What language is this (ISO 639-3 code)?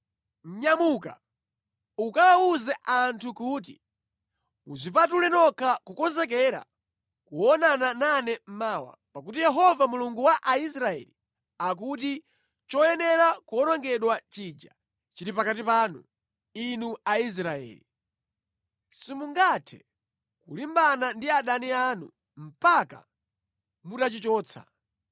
nya